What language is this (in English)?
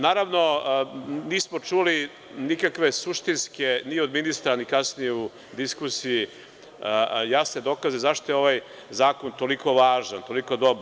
Serbian